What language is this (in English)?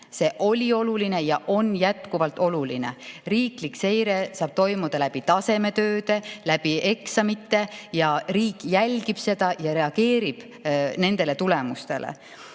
Estonian